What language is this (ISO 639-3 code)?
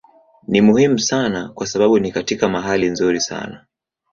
swa